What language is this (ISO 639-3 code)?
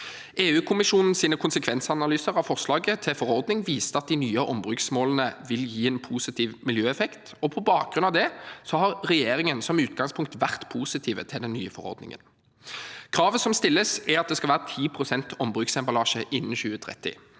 nor